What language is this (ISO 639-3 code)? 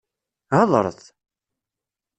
kab